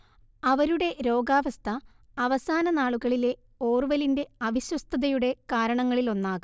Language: Malayalam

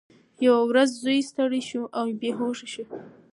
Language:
Pashto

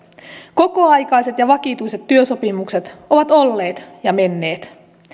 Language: Finnish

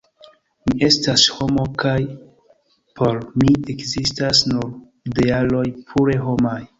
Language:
Esperanto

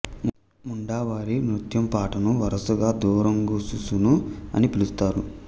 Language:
Telugu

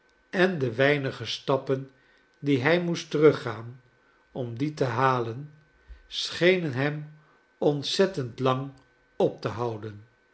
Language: Dutch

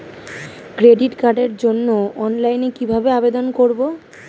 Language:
Bangla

